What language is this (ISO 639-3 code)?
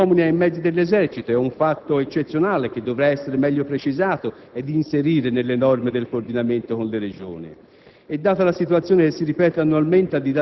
ita